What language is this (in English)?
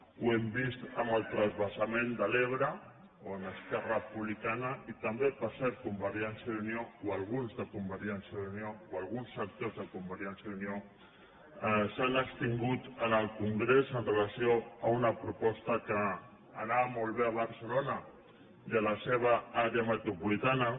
Catalan